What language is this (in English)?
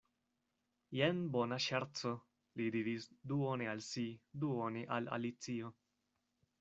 Esperanto